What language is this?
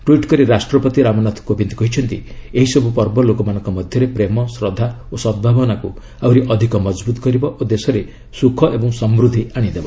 Odia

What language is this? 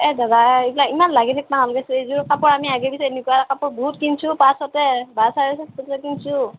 Assamese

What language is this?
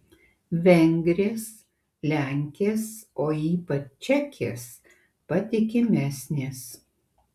Lithuanian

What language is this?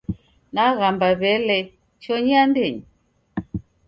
Taita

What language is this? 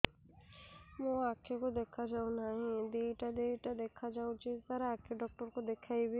Odia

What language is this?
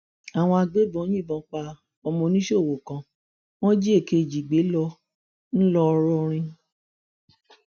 Yoruba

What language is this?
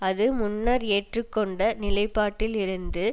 Tamil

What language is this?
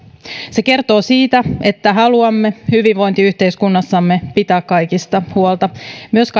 Finnish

